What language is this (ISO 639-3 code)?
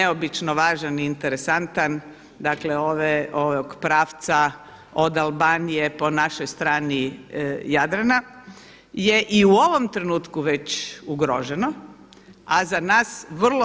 hrv